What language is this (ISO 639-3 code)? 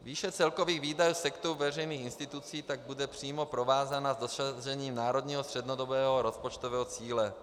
ces